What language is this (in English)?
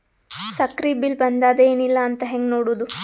Kannada